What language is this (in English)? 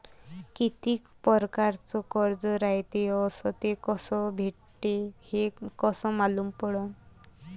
Marathi